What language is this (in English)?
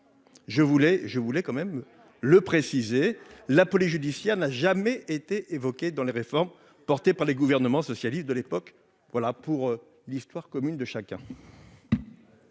French